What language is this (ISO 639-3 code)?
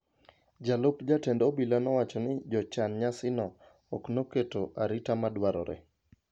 luo